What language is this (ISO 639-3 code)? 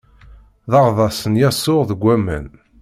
kab